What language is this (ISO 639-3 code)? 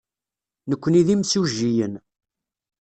kab